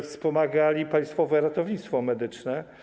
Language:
Polish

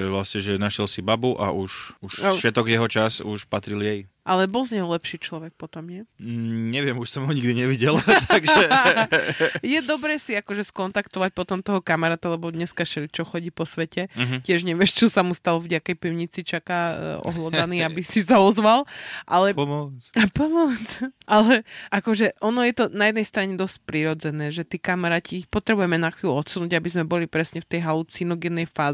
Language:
Slovak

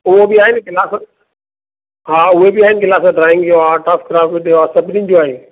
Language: Sindhi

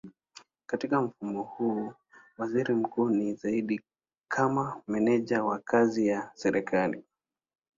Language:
Swahili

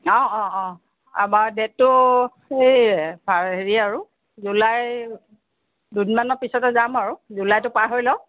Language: Assamese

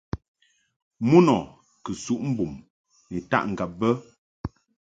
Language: Mungaka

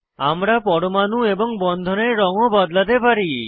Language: Bangla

